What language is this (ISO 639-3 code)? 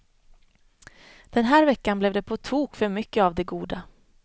swe